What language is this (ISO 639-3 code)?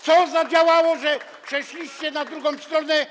pol